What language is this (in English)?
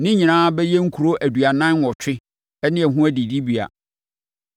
Akan